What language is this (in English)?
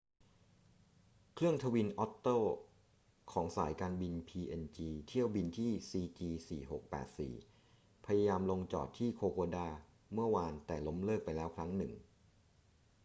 Thai